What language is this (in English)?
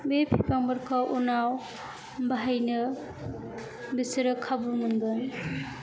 Bodo